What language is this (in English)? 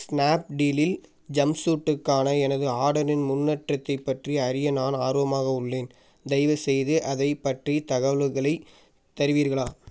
Tamil